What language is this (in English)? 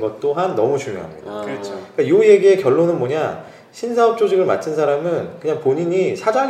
Korean